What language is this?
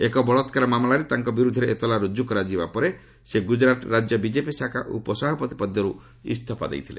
Odia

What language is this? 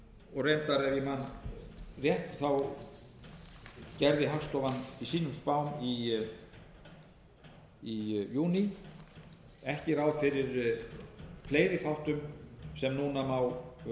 Icelandic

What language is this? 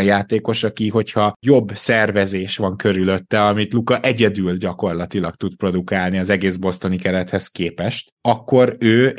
Hungarian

